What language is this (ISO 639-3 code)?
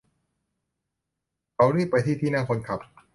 tha